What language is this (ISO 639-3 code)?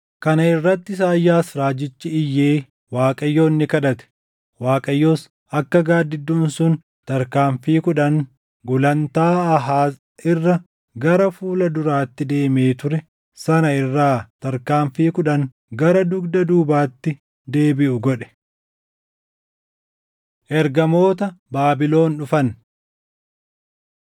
orm